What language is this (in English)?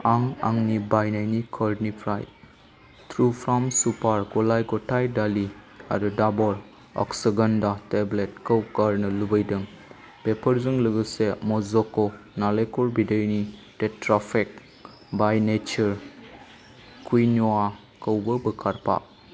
Bodo